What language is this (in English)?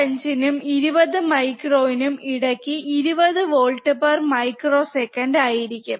Malayalam